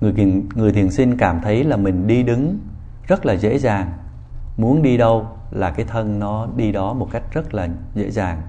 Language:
Vietnamese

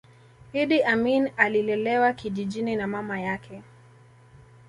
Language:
Swahili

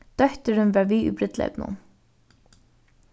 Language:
Faroese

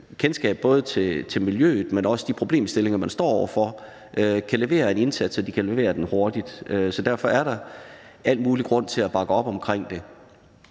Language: Danish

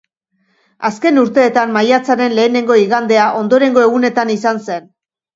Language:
Basque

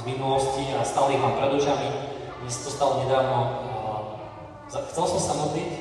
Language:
Slovak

